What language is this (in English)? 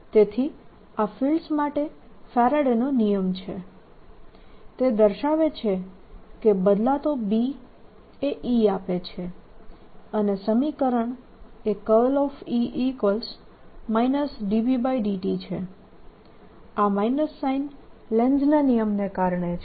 Gujarati